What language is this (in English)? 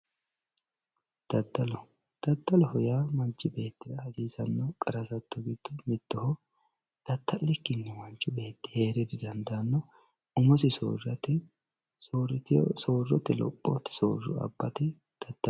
Sidamo